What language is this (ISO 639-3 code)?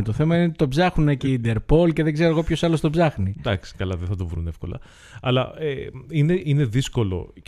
ell